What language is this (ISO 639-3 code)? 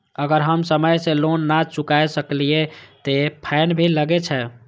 mai